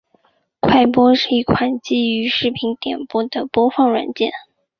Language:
Chinese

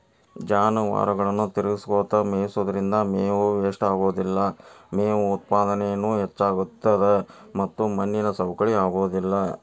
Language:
Kannada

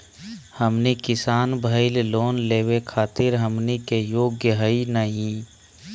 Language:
Magahi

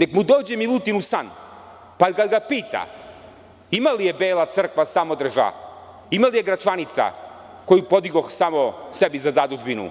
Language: Serbian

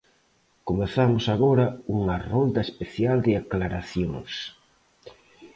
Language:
Galician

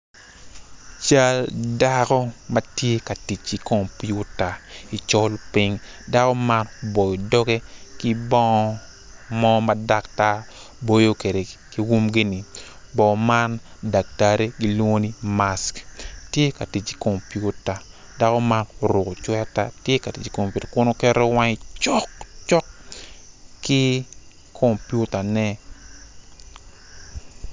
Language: Acoli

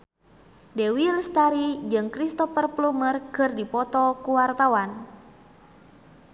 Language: Sundanese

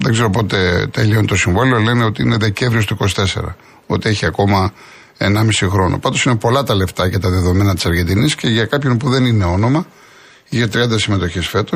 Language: Greek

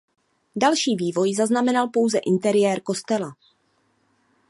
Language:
Czech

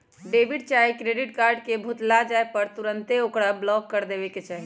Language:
Magahi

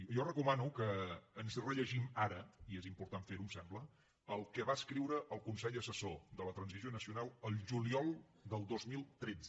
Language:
Catalan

